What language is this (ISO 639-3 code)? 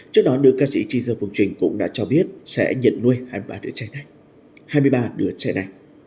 vie